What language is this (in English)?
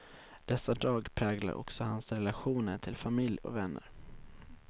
Swedish